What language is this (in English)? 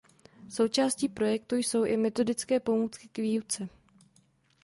Czech